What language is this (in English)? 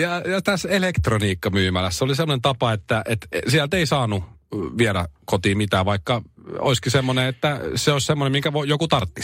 Finnish